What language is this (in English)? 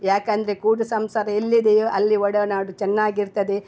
Kannada